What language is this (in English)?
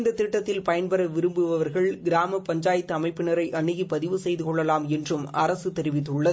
Tamil